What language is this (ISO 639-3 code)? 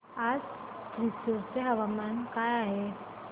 mar